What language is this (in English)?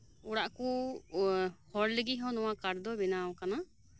Santali